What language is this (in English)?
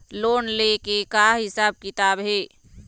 Chhattisgarhi